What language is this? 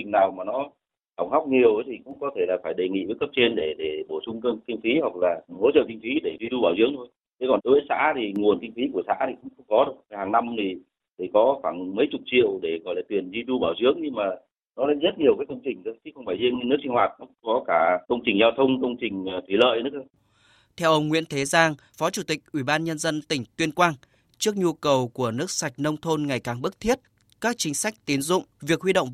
Vietnamese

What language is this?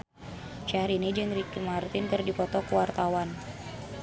Sundanese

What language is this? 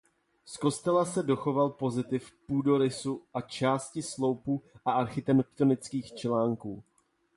Czech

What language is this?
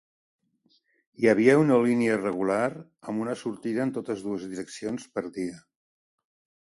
Catalan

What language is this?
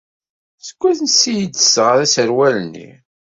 Kabyle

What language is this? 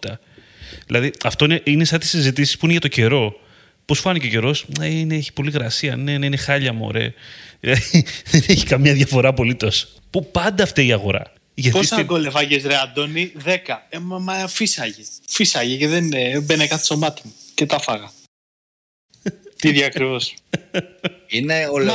Greek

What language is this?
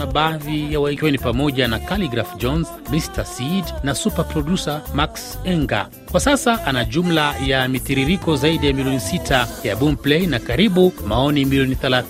Swahili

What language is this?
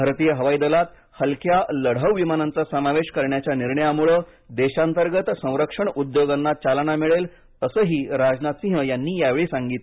Marathi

